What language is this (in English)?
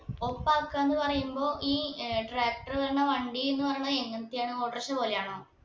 Malayalam